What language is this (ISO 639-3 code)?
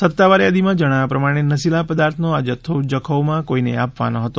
guj